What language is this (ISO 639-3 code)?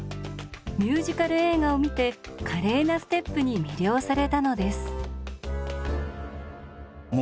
jpn